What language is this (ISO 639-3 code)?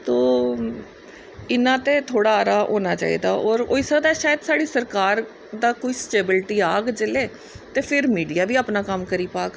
doi